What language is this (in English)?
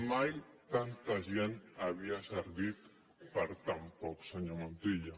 Catalan